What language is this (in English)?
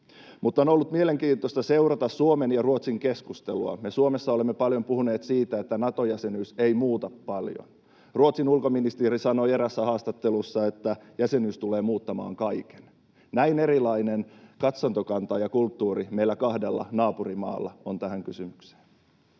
Finnish